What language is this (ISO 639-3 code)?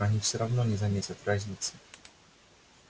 rus